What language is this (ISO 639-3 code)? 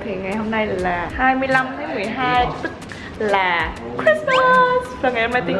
vie